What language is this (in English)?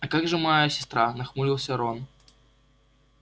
Russian